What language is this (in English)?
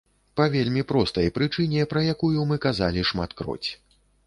Belarusian